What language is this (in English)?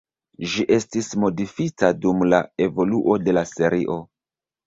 Esperanto